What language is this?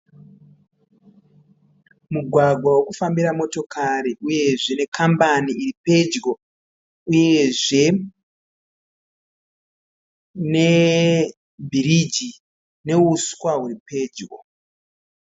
Shona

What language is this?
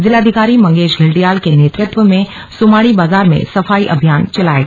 Hindi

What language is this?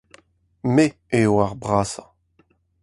Breton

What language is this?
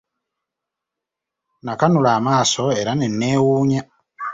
Ganda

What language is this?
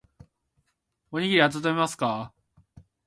Japanese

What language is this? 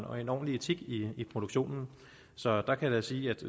Danish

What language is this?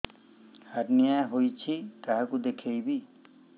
Odia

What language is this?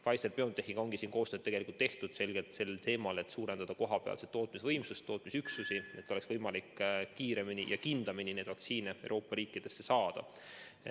Estonian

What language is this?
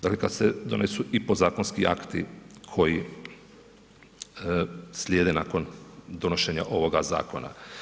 Croatian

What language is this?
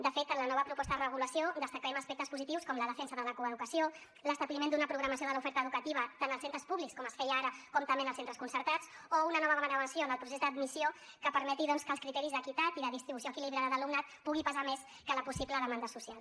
Catalan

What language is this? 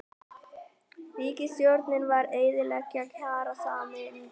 Icelandic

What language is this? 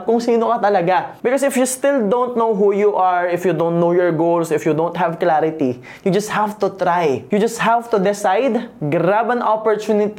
Filipino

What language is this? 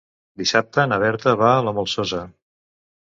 Catalan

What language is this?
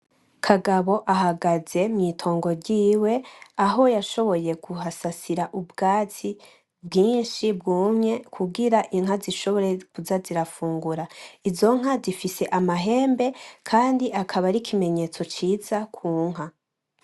Rundi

